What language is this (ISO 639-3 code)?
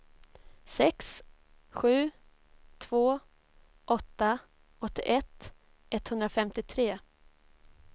swe